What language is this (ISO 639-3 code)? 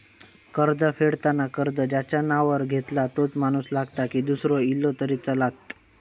mar